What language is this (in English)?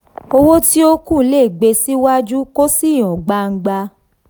Yoruba